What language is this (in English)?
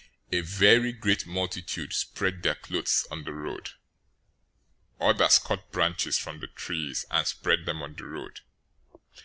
English